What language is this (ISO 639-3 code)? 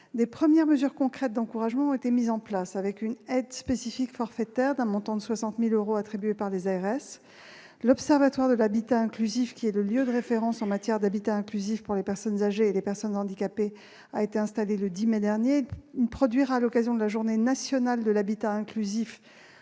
fra